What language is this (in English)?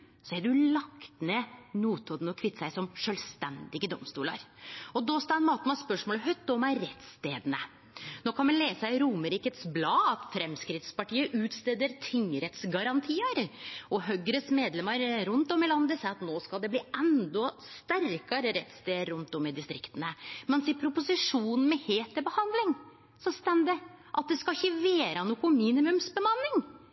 Norwegian Nynorsk